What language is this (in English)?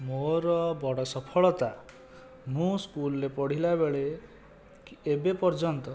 Odia